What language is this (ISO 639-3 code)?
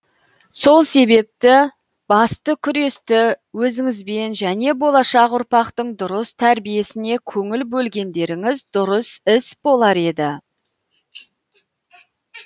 kaz